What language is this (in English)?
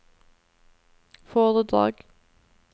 Norwegian